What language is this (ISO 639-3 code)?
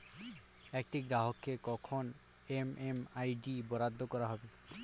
ben